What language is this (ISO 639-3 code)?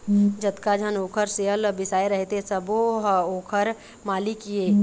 hne